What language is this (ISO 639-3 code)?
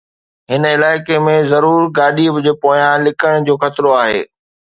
snd